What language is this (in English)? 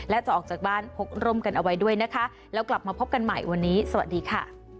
Thai